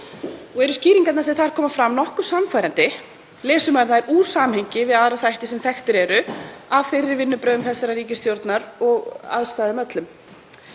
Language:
Icelandic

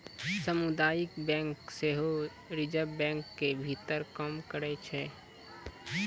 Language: Maithili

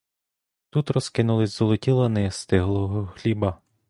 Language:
Ukrainian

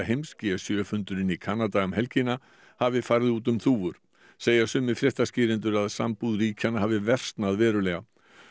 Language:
Icelandic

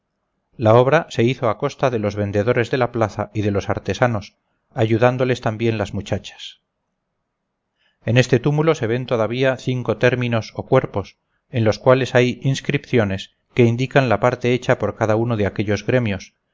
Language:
Spanish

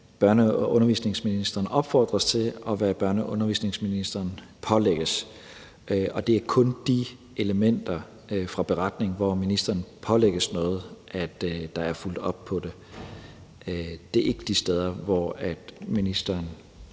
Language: Danish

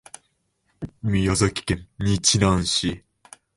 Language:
Japanese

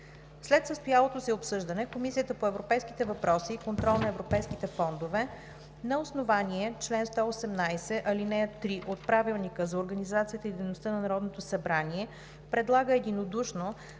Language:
Bulgarian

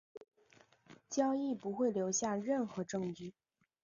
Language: Chinese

